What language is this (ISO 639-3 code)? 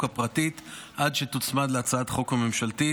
heb